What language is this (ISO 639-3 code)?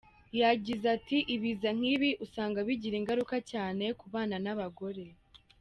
kin